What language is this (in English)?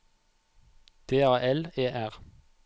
Norwegian